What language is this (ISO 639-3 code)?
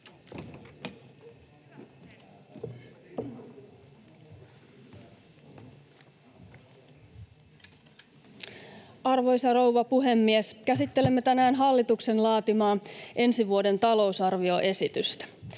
fin